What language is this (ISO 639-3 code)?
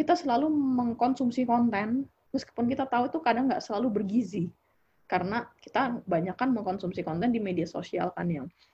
ind